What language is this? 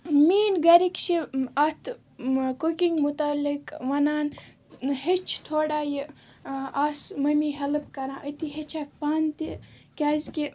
Kashmiri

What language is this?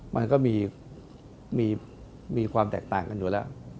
Thai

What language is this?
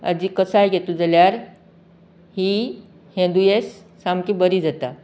Konkani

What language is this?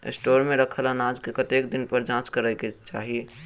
Maithili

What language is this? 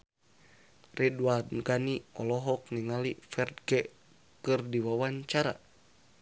Sundanese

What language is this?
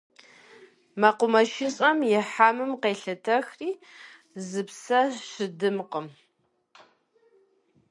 Kabardian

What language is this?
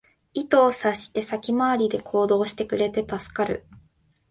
Japanese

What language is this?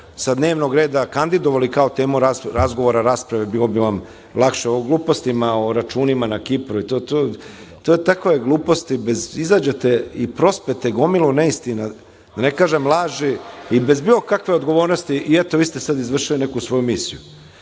Serbian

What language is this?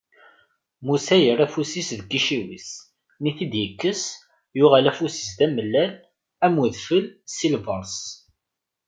Kabyle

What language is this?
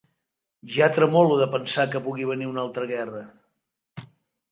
Catalan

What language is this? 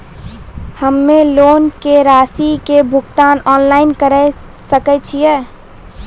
Maithili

